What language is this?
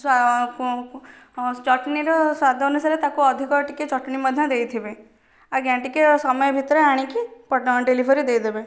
Odia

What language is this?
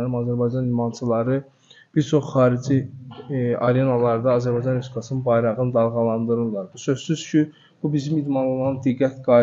Turkish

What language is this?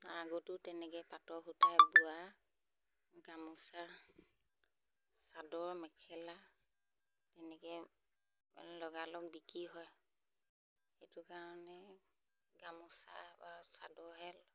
Assamese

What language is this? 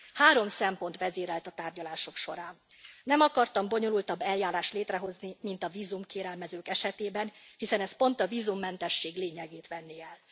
Hungarian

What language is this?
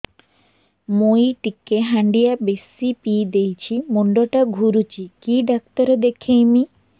Odia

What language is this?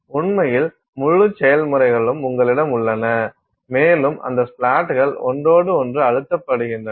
Tamil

